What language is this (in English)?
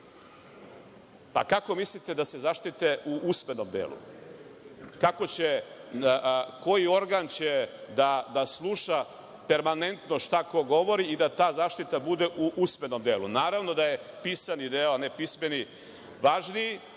Serbian